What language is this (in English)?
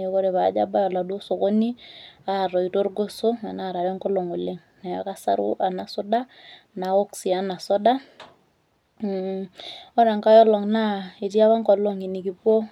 Masai